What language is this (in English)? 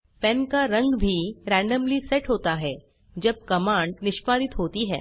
Hindi